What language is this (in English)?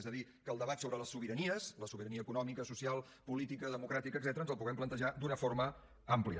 Catalan